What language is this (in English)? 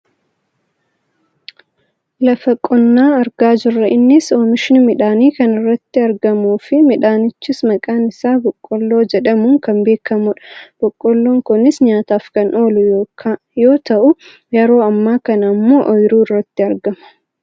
Oromo